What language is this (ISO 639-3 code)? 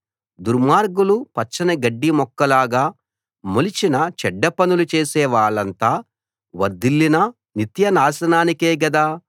tel